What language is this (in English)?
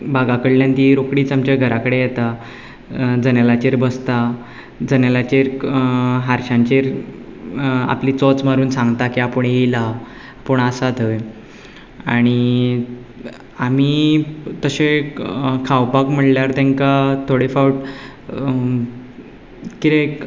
Konkani